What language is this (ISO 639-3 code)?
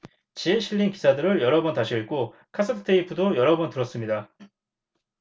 kor